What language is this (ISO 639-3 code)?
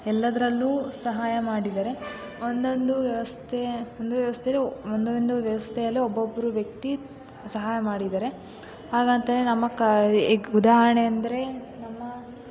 kan